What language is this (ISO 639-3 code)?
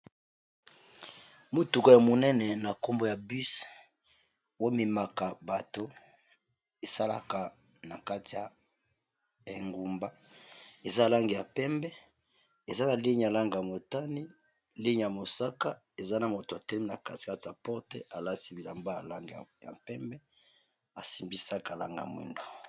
lin